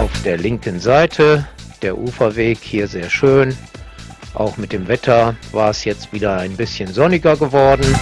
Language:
German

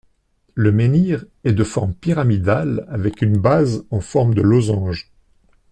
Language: French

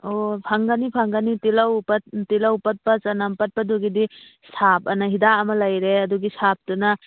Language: Manipuri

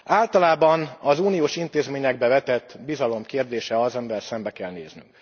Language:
Hungarian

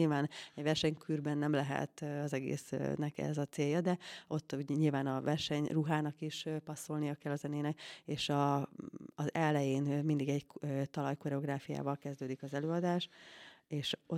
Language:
Hungarian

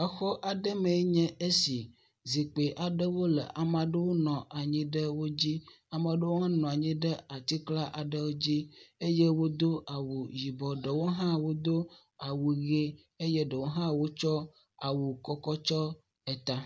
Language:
Ewe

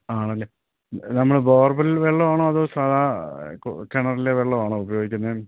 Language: Malayalam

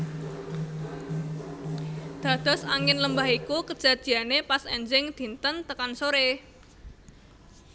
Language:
Javanese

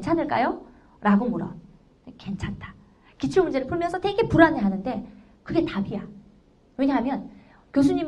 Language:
Korean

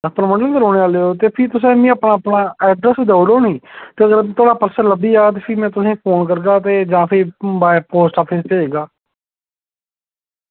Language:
Dogri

